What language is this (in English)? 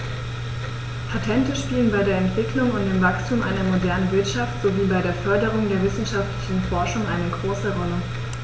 German